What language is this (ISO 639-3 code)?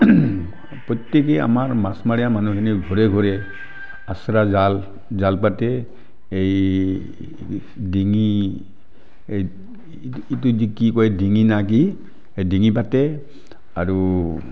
asm